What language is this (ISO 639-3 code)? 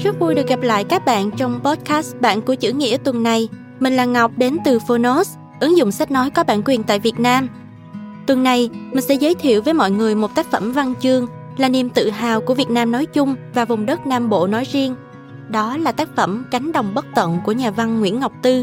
vie